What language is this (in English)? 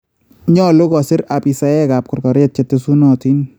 Kalenjin